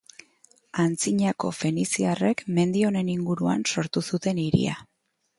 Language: Basque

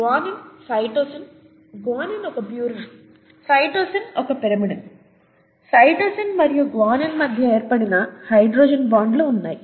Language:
Telugu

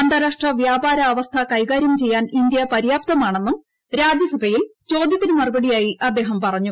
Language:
Malayalam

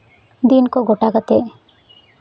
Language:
Santali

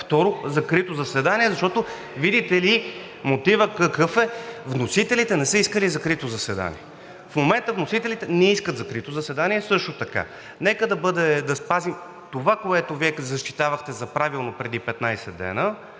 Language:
Bulgarian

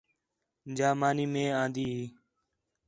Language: Khetrani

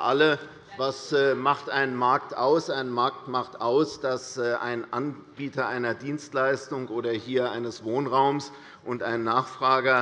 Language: German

